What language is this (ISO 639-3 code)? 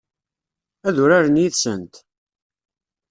kab